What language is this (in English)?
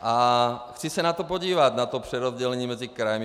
Czech